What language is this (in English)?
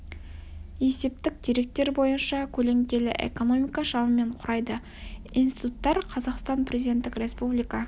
Kazakh